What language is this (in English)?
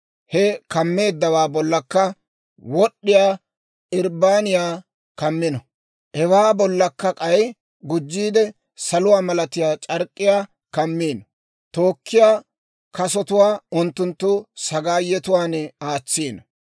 Dawro